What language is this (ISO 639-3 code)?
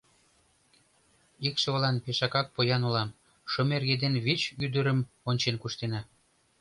chm